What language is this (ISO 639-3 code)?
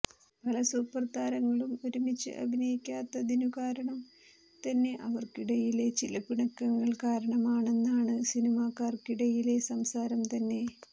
mal